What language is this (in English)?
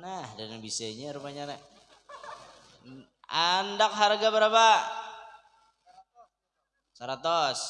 Indonesian